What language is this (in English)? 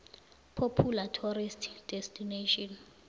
South Ndebele